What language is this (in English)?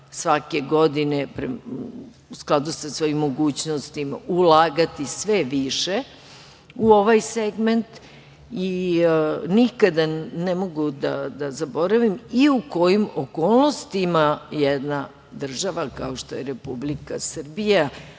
Serbian